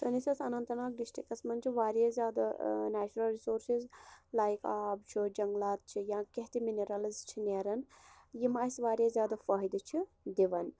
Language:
Kashmiri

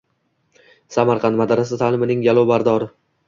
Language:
Uzbek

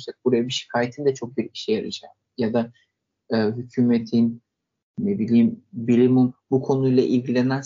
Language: Turkish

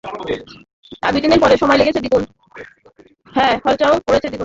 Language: Bangla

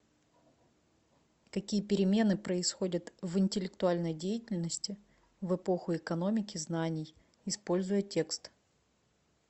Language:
Russian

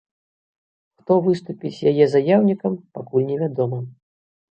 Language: Belarusian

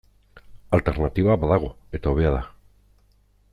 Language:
Basque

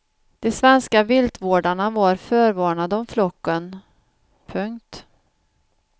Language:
Swedish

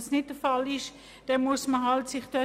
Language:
Swiss German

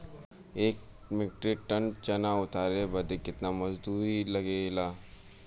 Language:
Bhojpuri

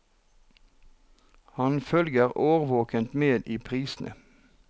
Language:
Norwegian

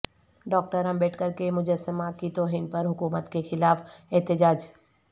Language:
Urdu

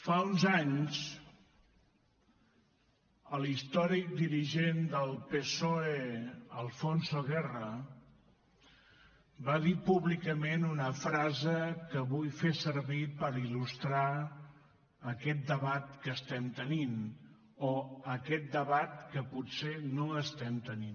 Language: Catalan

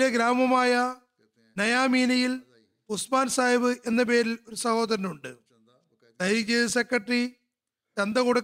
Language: Malayalam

